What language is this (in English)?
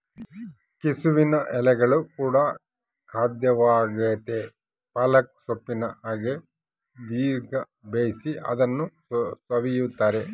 Kannada